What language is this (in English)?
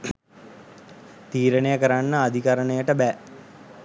Sinhala